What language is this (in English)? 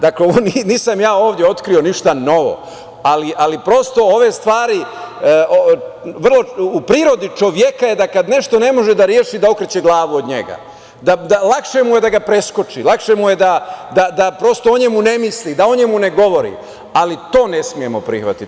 Serbian